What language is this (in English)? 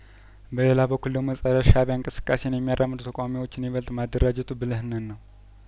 Amharic